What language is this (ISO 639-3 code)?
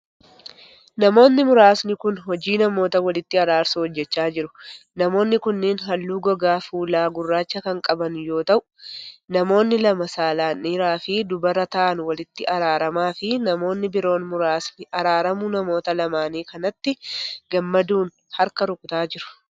orm